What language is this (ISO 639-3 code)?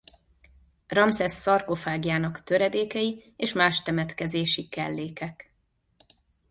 hun